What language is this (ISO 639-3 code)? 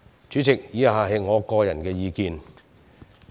yue